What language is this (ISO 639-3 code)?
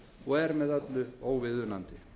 isl